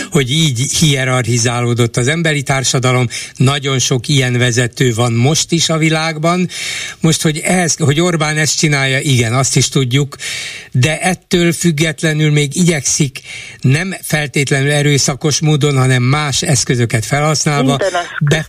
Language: Hungarian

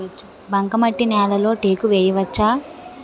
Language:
Telugu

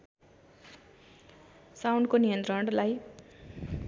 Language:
Nepali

